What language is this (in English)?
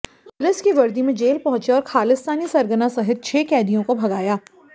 Hindi